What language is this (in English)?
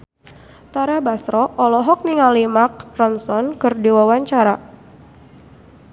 Sundanese